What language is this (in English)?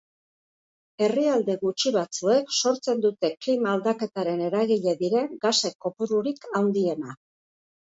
Basque